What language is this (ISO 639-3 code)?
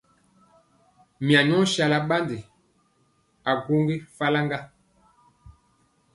mcx